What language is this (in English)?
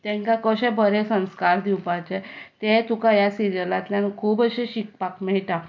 Konkani